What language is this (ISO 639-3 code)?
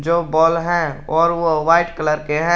hin